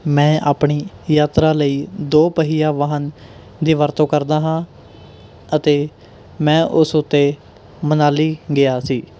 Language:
Punjabi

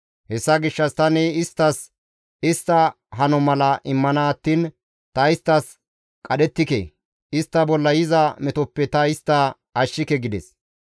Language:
Gamo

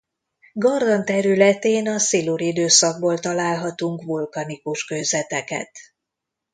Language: Hungarian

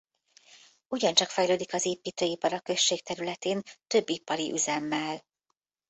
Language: Hungarian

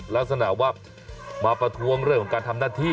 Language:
Thai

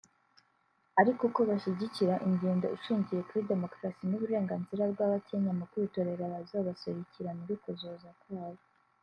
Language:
Kinyarwanda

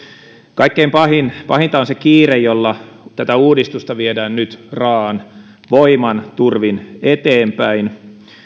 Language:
Finnish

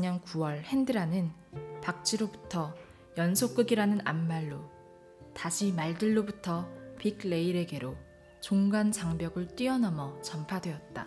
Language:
Korean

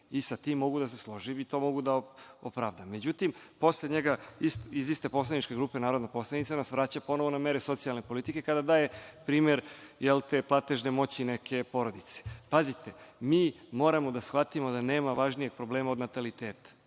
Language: Serbian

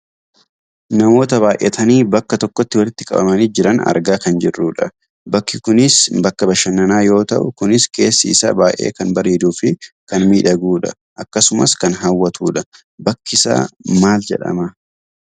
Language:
Oromo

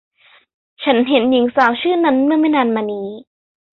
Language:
Thai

